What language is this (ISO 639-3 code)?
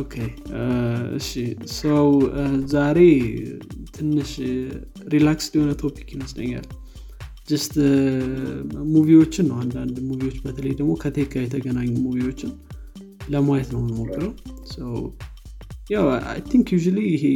amh